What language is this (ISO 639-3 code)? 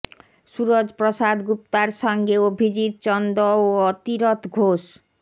ben